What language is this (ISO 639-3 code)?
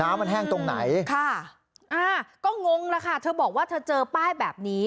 tha